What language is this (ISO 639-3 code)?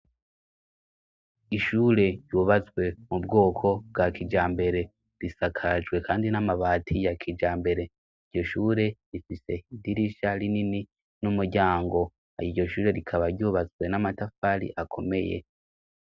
run